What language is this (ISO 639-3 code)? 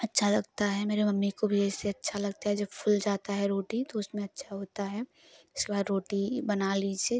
hin